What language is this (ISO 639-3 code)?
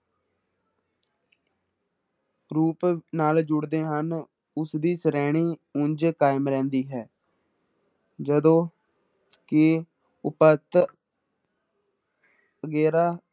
pan